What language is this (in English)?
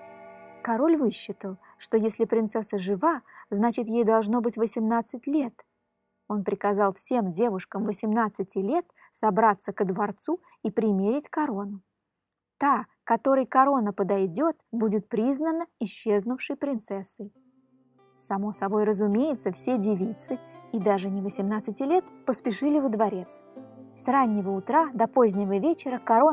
Russian